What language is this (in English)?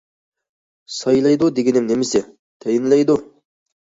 Uyghur